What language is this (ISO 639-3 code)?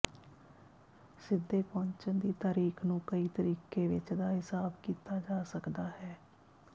pan